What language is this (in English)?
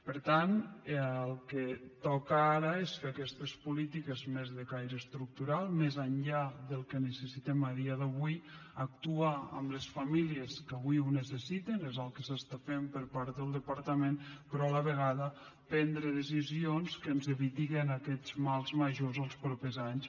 Catalan